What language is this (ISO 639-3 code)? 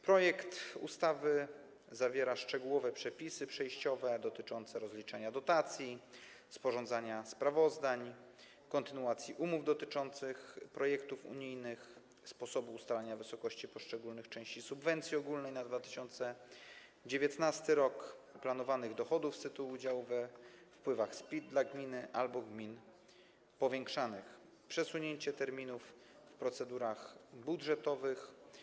pol